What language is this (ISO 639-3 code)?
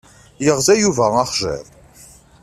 kab